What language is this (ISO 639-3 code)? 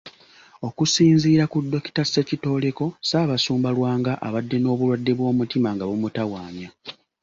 lug